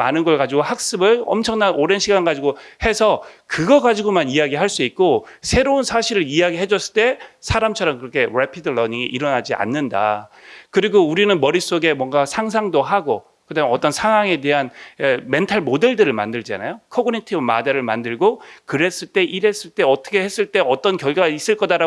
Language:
Korean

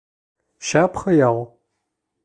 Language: Bashkir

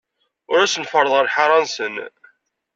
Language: Kabyle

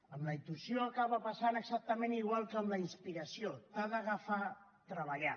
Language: Catalan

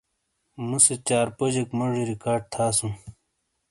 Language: Shina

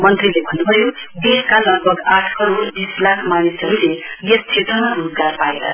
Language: Nepali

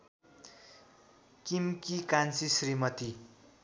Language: Nepali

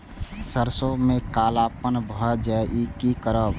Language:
Maithili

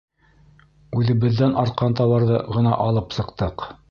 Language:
Bashkir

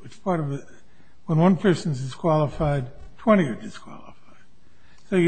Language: English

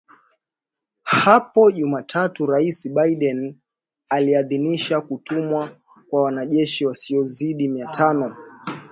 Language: Swahili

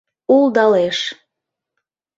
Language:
Mari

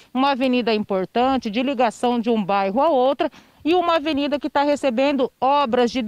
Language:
Portuguese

